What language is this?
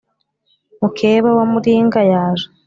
Kinyarwanda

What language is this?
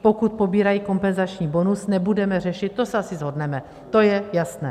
Czech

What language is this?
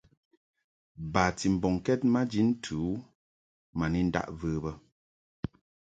Mungaka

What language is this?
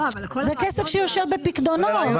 Hebrew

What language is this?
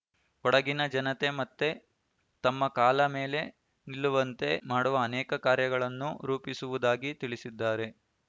Kannada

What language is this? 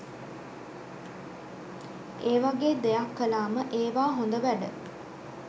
Sinhala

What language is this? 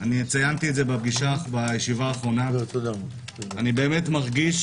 Hebrew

